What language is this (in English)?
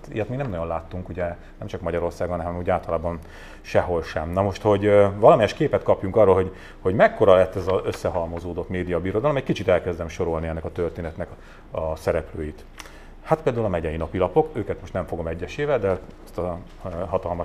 Hungarian